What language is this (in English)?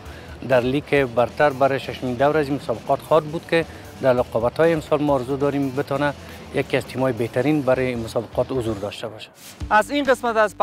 Persian